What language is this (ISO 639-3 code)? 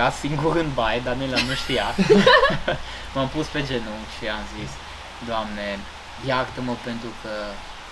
ron